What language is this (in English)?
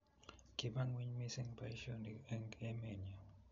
Kalenjin